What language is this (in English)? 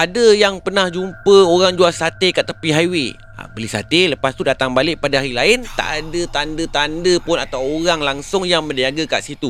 Malay